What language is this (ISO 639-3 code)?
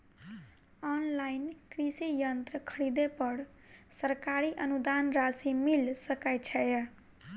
mai